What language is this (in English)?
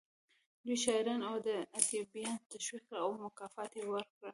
Pashto